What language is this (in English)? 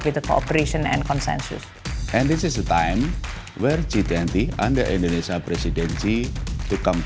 Indonesian